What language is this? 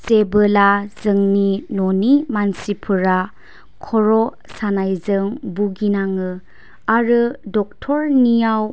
Bodo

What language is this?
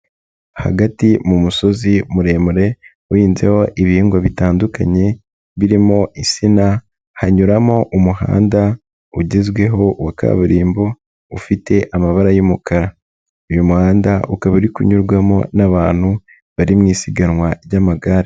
Kinyarwanda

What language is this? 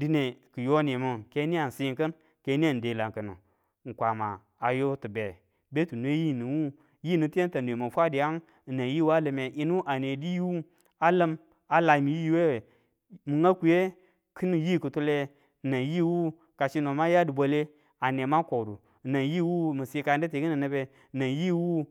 Tula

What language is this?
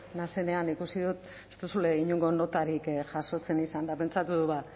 Basque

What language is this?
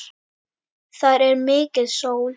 Icelandic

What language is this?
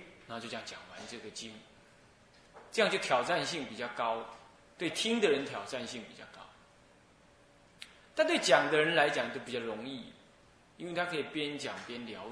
Chinese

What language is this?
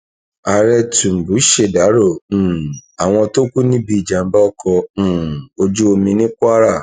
Yoruba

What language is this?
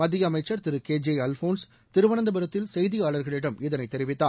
Tamil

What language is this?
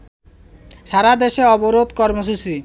Bangla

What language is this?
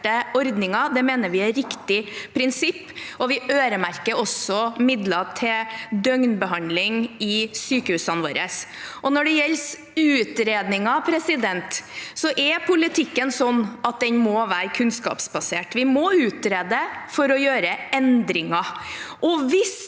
Norwegian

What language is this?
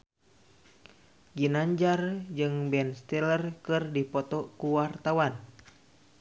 Sundanese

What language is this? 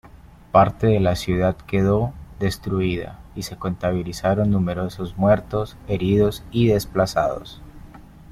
Spanish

